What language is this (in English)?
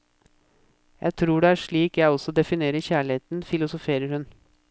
Norwegian